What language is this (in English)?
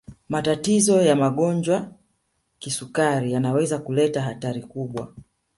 Swahili